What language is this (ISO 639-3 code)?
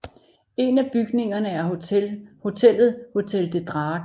dan